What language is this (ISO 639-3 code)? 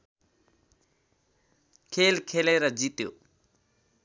nep